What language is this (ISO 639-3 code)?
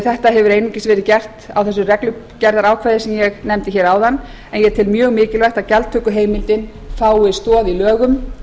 isl